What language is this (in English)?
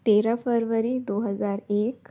Hindi